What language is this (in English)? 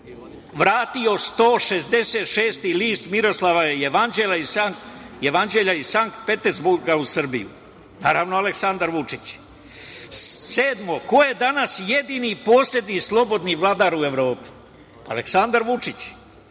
Serbian